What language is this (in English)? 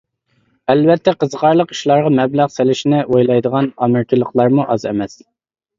Uyghur